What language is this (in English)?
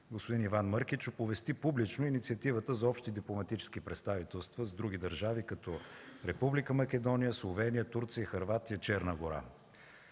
Bulgarian